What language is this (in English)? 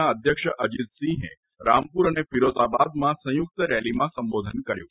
Gujarati